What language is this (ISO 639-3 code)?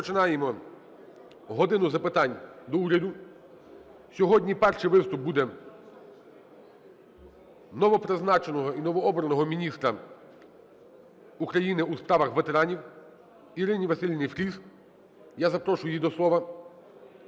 ukr